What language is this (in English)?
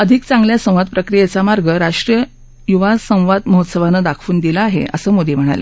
Marathi